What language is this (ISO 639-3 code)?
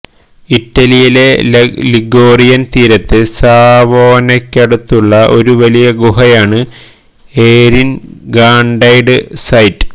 mal